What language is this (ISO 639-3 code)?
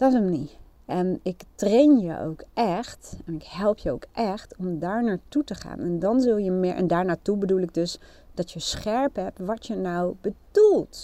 nld